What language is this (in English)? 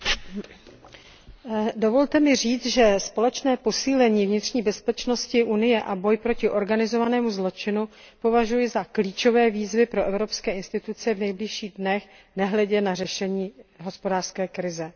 Czech